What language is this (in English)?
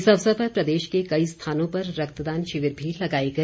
Hindi